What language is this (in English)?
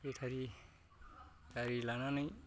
Bodo